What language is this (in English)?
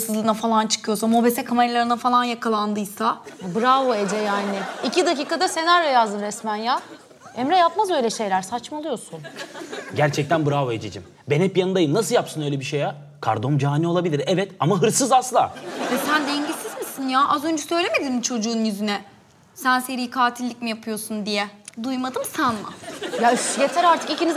Turkish